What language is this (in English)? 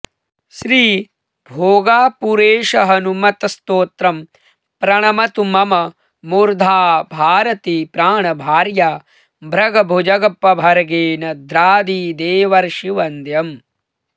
Sanskrit